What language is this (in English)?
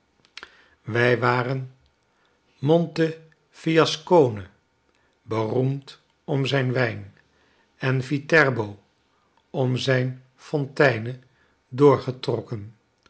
Dutch